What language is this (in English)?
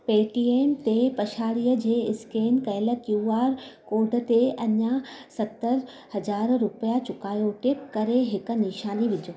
Sindhi